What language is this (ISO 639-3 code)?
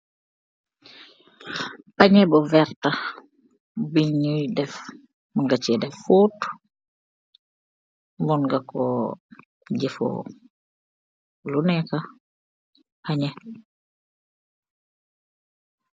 wol